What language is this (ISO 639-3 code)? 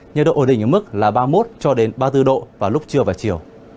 vie